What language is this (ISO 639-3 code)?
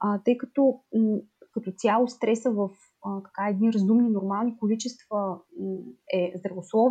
bul